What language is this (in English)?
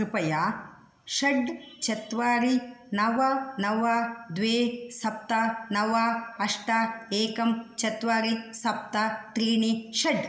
Sanskrit